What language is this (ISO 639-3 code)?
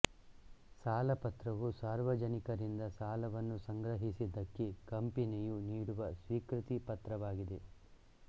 kan